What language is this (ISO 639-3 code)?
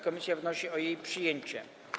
pol